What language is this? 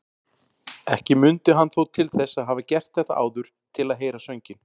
Icelandic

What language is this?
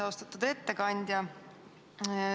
Estonian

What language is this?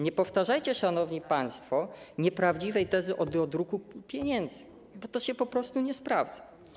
Polish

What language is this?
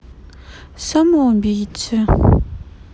Russian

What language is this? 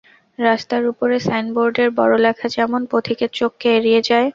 Bangla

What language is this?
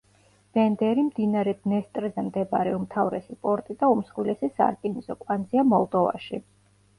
Georgian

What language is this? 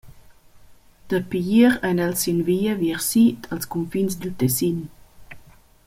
Romansh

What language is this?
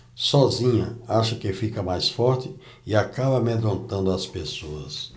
Portuguese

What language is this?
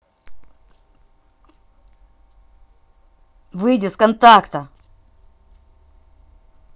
Russian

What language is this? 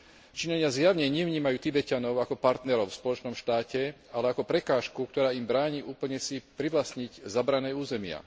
Slovak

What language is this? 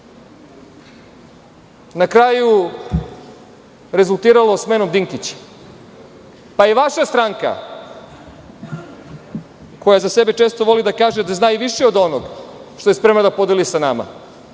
Serbian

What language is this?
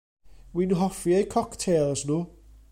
Welsh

